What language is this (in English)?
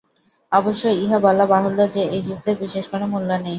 Bangla